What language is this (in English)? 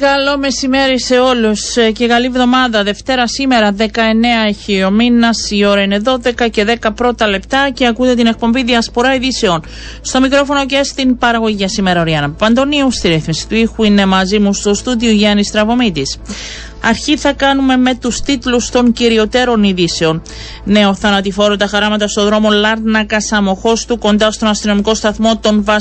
Greek